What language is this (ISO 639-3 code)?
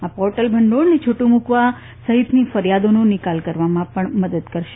guj